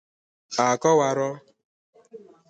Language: Igbo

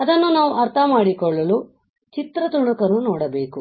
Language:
Kannada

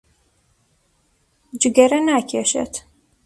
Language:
Central Kurdish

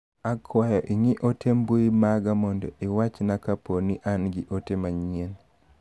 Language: Luo (Kenya and Tanzania)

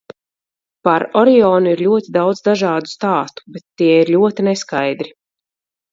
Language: Latvian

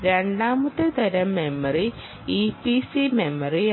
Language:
Malayalam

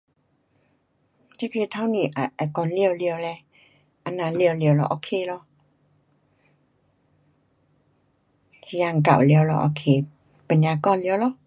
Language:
Pu-Xian Chinese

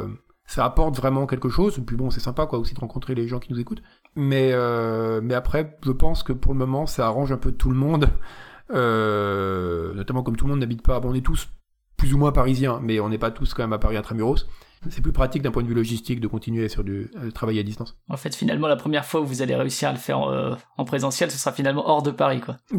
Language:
French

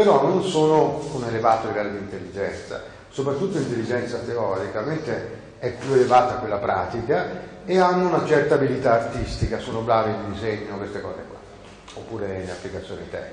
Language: Italian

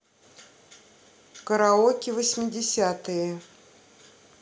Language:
Russian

